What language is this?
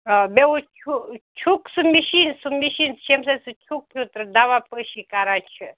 Kashmiri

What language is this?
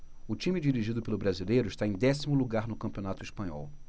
Portuguese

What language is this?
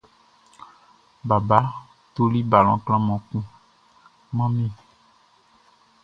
Baoulé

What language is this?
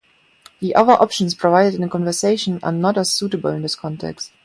English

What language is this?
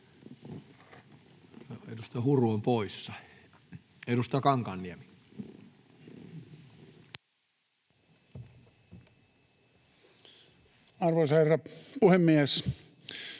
Finnish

